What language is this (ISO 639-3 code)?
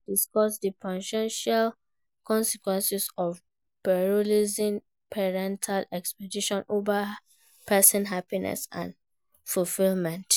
pcm